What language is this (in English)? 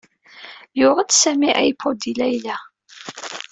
Kabyle